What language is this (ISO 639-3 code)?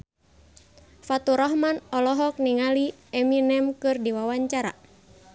sun